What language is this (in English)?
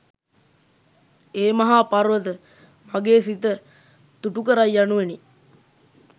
Sinhala